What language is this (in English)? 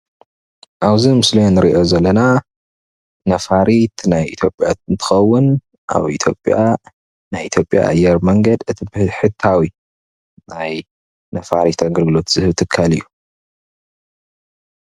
Tigrinya